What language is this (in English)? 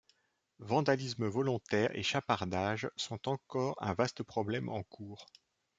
French